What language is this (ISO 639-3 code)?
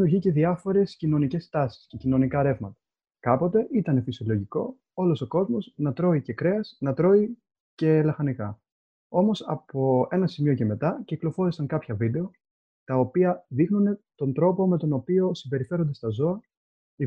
ell